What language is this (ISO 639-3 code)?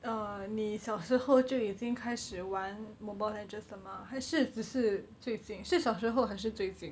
eng